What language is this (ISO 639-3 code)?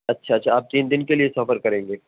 urd